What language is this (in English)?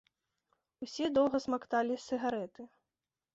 Belarusian